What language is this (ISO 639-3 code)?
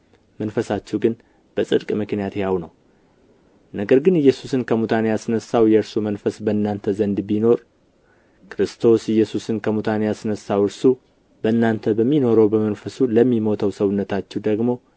amh